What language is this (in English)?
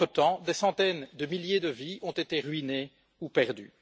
French